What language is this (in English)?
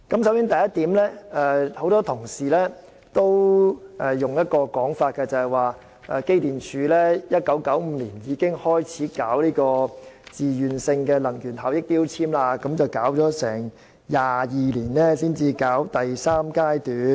Cantonese